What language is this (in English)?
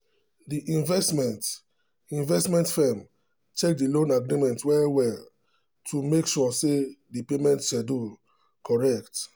Nigerian Pidgin